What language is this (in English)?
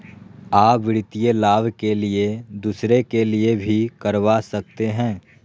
Magahi